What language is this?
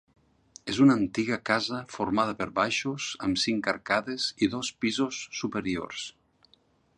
Catalan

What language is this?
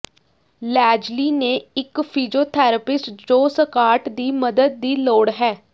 Punjabi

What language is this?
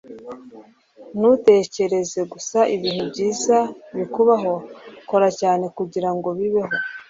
Kinyarwanda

